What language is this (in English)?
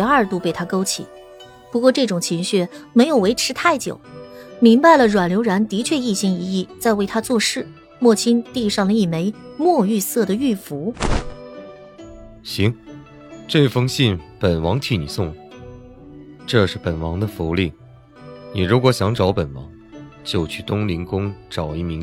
Chinese